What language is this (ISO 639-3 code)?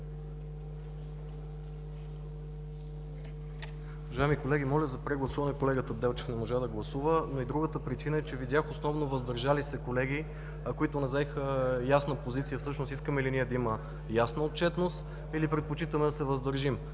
bul